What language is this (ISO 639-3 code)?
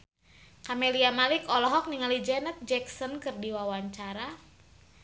sun